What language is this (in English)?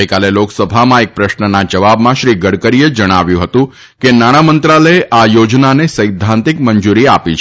Gujarati